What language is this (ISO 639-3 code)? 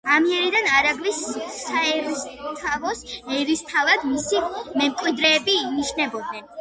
kat